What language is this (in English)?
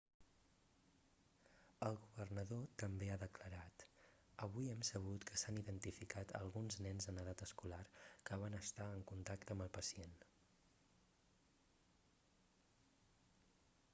Catalan